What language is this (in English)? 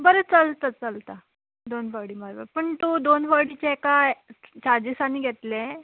Konkani